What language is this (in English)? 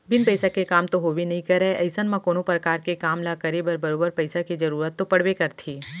Chhattisgarhi